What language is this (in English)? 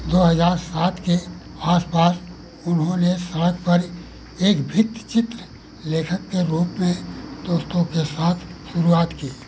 Hindi